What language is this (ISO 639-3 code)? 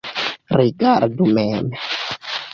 epo